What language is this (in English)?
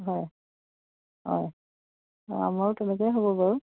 Assamese